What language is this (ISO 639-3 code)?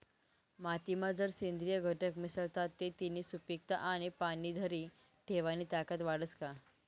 mar